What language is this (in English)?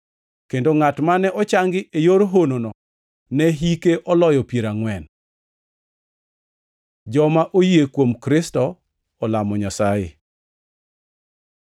Luo (Kenya and Tanzania)